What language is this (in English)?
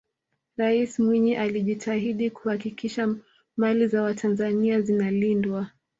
Swahili